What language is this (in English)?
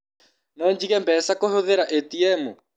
Kikuyu